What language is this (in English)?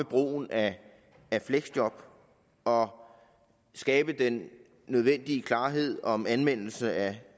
Danish